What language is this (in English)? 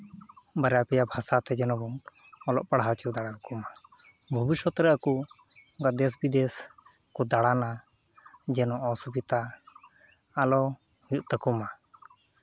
Santali